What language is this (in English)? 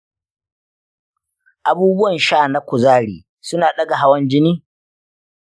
Hausa